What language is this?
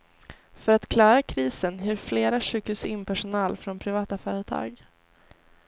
Swedish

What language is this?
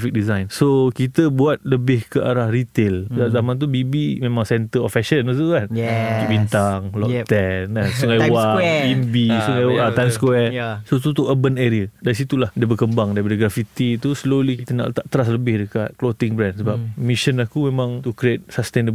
Malay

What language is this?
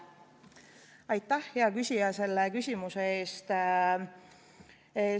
Estonian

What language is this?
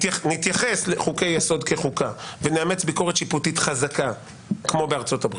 Hebrew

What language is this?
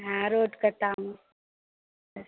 Maithili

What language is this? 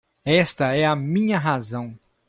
Portuguese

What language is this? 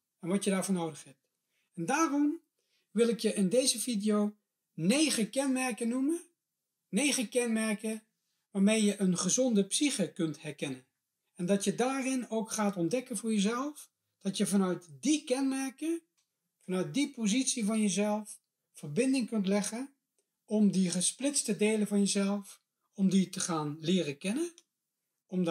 Dutch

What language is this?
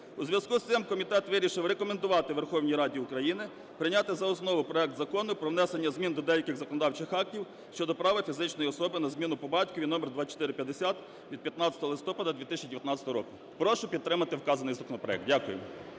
Ukrainian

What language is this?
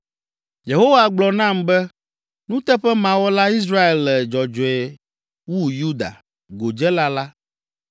Ewe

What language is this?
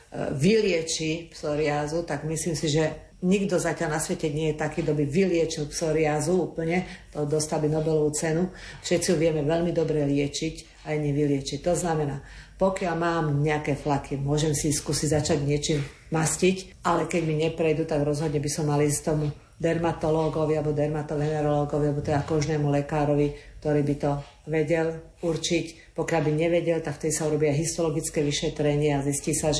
Slovak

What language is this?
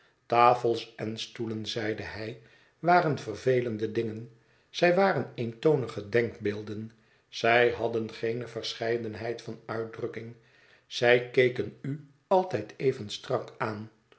Dutch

